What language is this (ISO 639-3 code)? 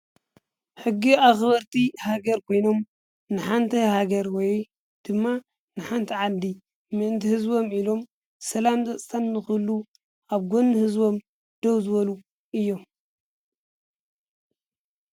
tir